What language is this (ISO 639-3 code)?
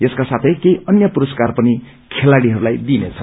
nep